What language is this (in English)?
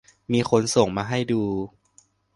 Thai